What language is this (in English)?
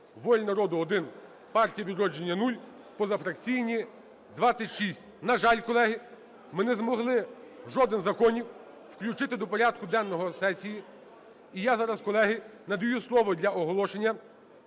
Ukrainian